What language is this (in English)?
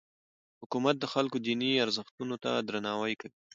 Pashto